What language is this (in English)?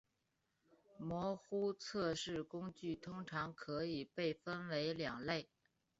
Chinese